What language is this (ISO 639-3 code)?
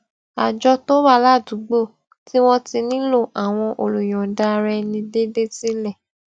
yor